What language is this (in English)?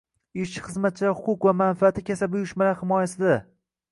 Uzbek